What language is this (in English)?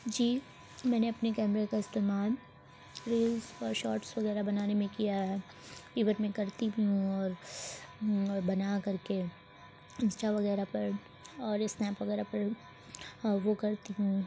Urdu